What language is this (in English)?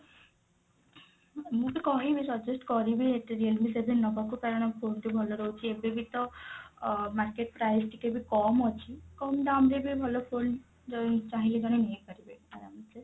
Odia